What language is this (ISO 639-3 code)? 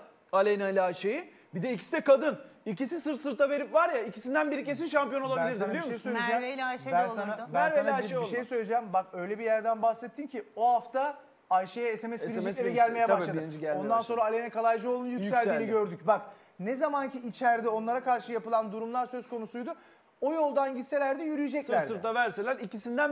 tur